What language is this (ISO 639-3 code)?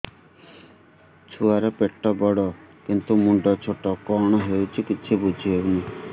ori